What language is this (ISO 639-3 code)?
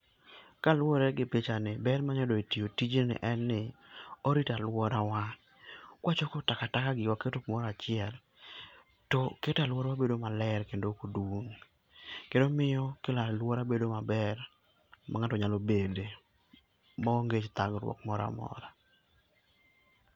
luo